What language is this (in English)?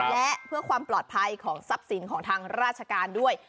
Thai